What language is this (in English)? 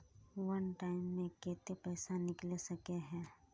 Magahi